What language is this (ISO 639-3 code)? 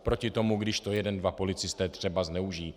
ces